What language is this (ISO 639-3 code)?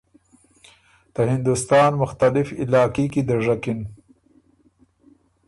oru